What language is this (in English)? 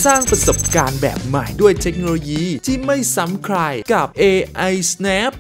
Thai